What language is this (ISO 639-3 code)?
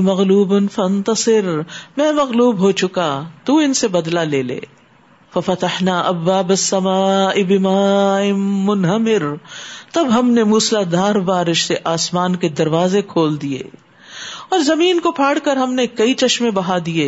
urd